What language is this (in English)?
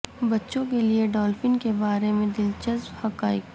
Urdu